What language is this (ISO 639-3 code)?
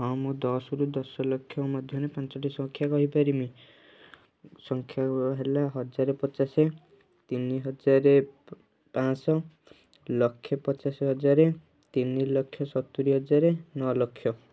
ori